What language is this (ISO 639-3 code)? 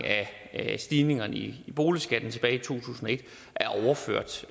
dan